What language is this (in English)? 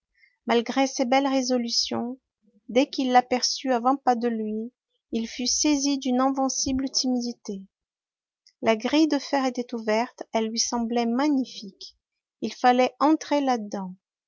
French